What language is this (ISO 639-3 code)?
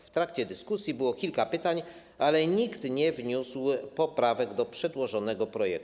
pol